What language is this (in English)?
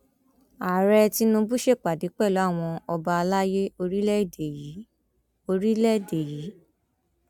Yoruba